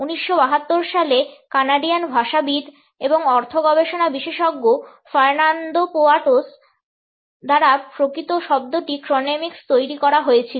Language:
Bangla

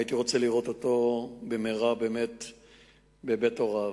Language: Hebrew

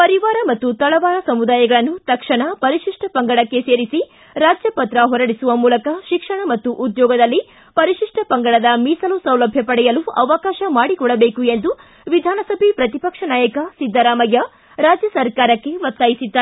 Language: Kannada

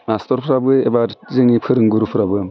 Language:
Bodo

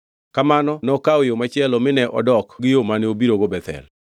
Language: Luo (Kenya and Tanzania)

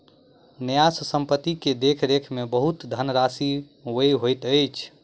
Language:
Maithili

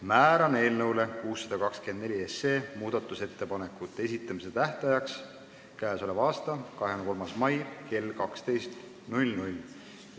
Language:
Estonian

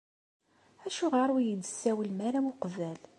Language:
Kabyle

